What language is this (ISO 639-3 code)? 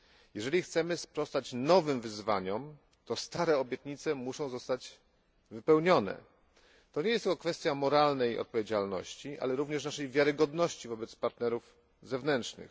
pol